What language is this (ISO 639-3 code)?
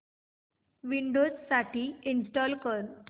mar